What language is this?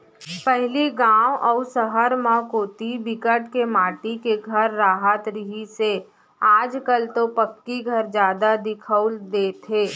Chhattisgarhi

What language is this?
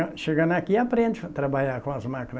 Portuguese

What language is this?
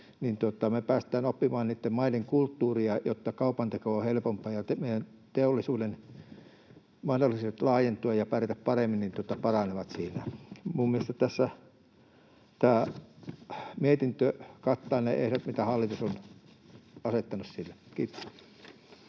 Finnish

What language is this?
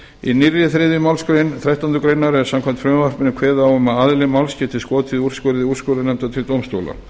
Icelandic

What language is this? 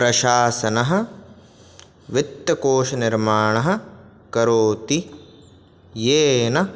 Sanskrit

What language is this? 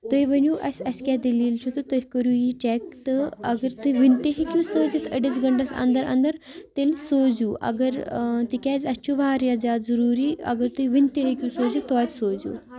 Kashmiri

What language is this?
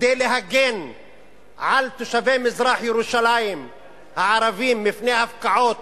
Hebrew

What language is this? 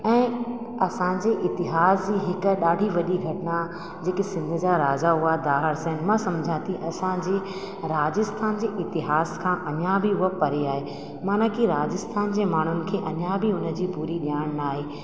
Sindhi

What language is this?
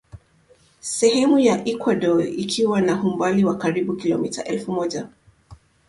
Swahili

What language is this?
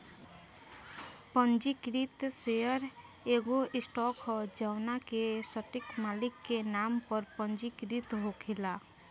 Bhojpuri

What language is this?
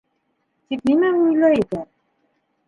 Bashkir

